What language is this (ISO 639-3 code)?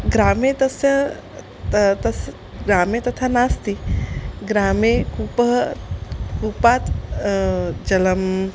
san